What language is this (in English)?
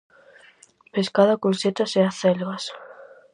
Galician